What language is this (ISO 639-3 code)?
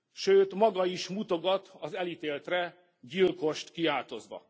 hun